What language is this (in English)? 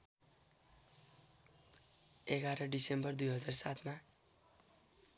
Nepali